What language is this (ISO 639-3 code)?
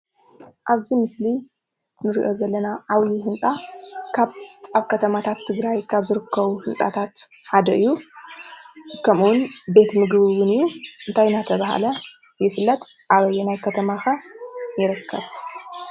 tir